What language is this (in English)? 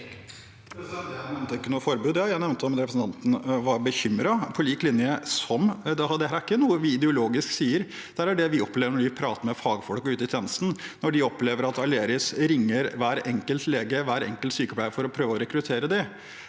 Norwegian